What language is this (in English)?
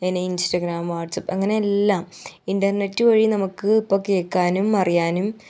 Malayalam